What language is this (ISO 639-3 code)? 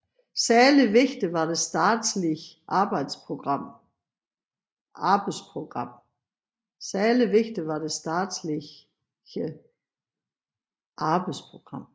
dan